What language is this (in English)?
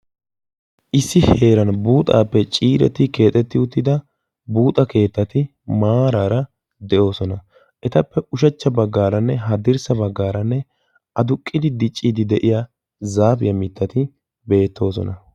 Wolaytta